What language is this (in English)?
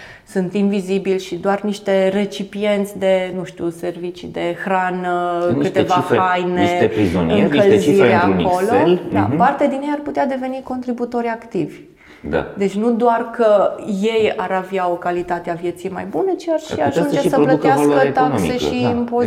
Romanian